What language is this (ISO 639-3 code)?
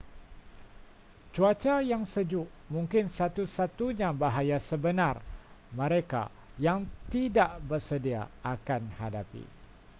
msa